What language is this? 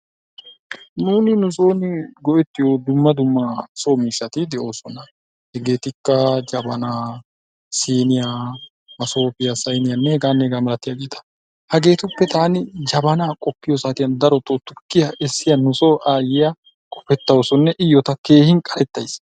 Wolaytta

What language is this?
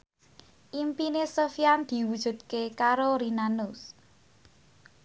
Javanese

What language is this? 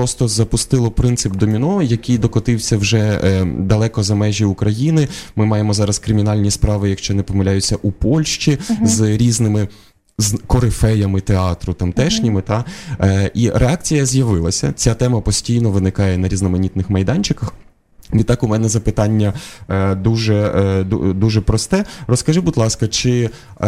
Ukrainian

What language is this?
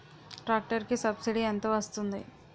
Telugu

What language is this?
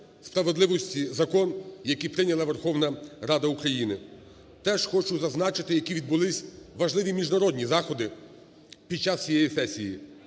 Ukrainian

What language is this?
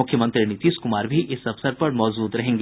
Hindi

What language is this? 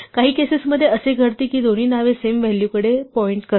Marathi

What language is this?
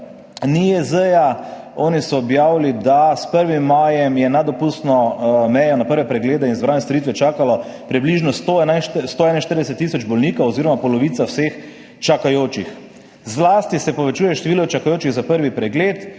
Slovenian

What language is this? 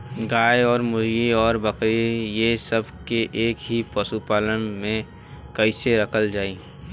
Bhojpuri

